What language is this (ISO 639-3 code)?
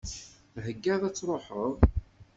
kab